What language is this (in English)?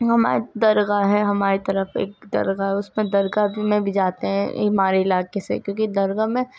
Urdu